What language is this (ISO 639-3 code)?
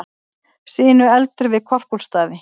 isl